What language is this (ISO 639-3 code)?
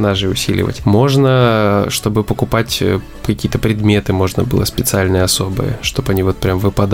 rus